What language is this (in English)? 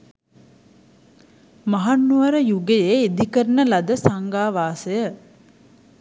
Sinhala